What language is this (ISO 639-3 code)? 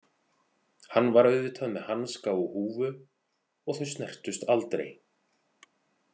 isl